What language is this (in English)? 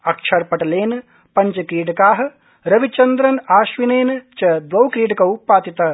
Sanskrit